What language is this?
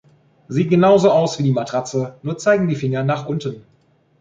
German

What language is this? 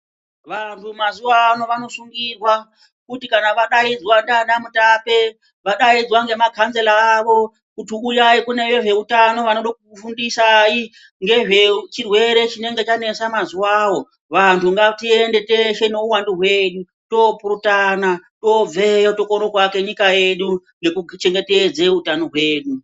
Ndau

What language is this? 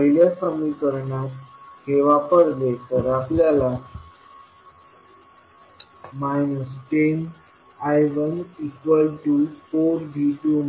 Marathi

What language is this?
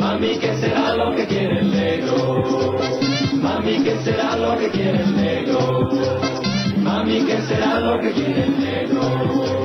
Arabic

